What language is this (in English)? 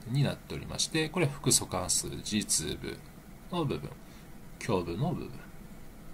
Japanese